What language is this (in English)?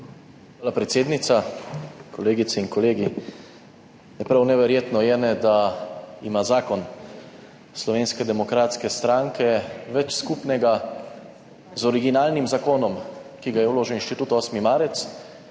Slovenian